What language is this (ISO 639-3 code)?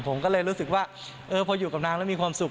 tha